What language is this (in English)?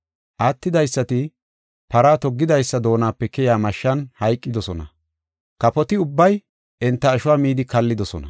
Gofa